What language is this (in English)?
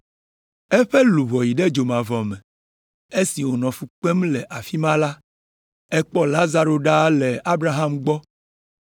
Ewe